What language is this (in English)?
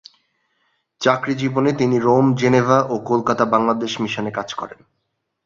Bangla